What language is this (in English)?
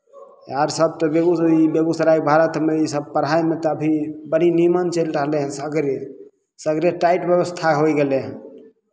Maithili